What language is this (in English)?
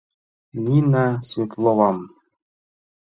Mari